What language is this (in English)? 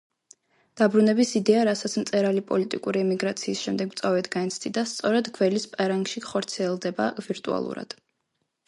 Georgian